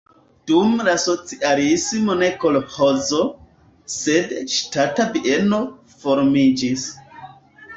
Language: Esperanto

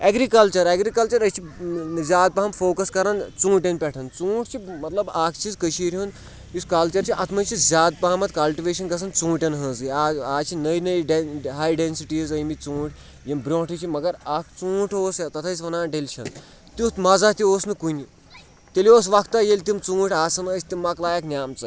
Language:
Kashmiri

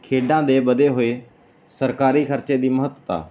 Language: Punjabi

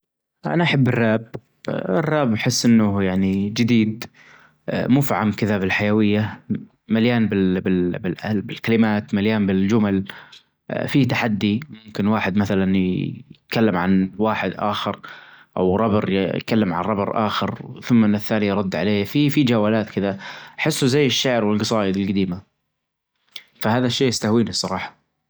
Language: Najdi Arabic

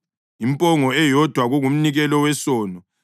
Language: North Ndebele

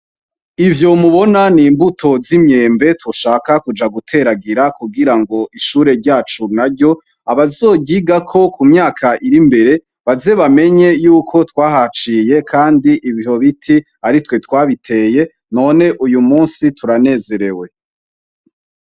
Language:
Rundi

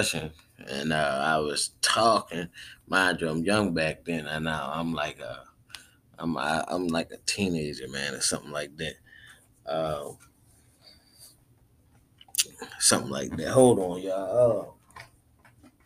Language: English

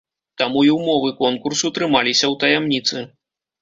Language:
Belarusian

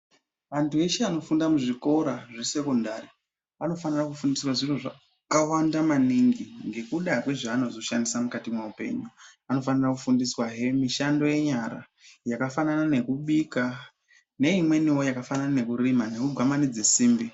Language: Ndau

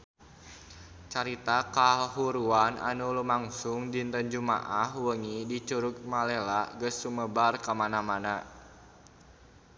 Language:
Sundanese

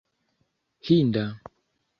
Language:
Esperanto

